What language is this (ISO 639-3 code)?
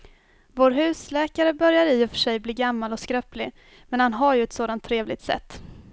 swe